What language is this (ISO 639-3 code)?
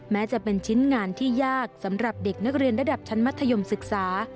tha